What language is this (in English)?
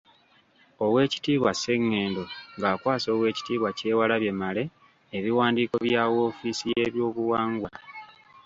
Ganda